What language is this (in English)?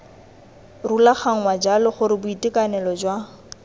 Tswana